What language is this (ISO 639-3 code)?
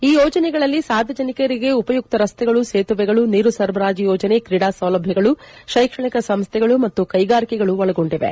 kan